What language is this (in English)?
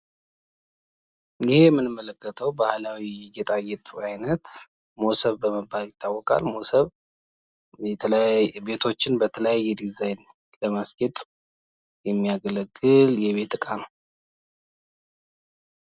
Amharic